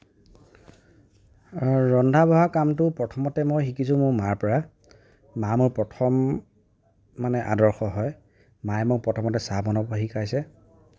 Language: Assamese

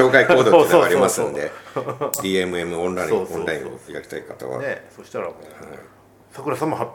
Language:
Japanese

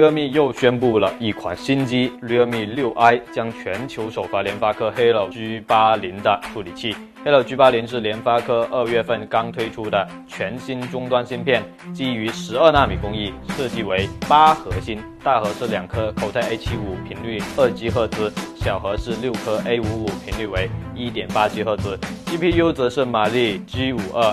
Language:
Chinese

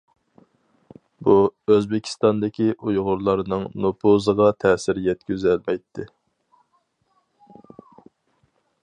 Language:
Uyghur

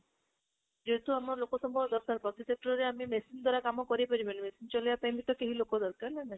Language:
Odia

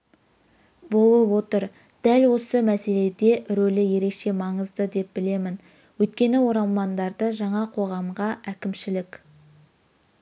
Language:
Kazakh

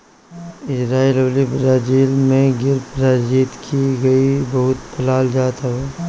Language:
Bhojpuri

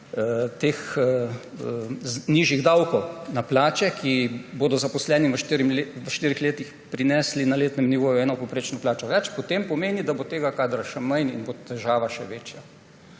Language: Slovenian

